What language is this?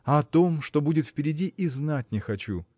Russian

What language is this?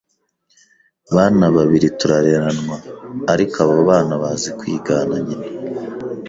Kinyarwanda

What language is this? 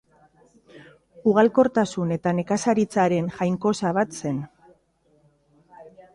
Basque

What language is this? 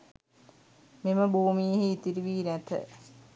Sinhala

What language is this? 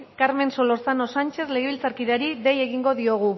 Basque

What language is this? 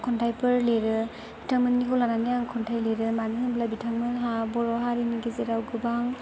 Bodo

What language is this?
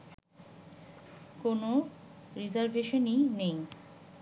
Bangla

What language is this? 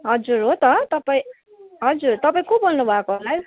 Nepali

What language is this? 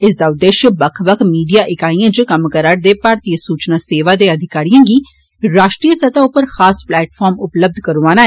Dogri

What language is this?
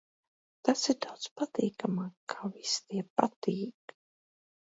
Latvian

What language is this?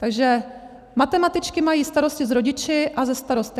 Czech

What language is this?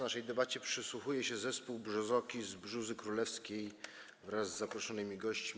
Polish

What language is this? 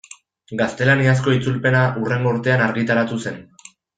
Basque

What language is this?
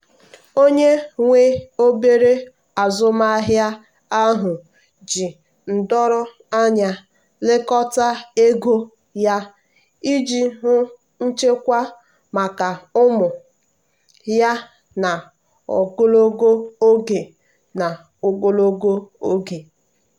Igbo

